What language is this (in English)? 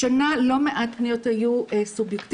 Hebrew